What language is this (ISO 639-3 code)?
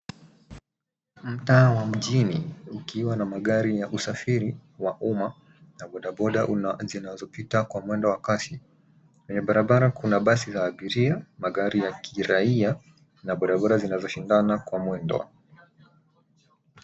swa